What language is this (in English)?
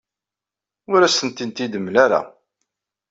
Kabyle